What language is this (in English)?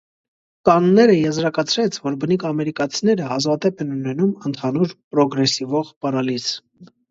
Armenian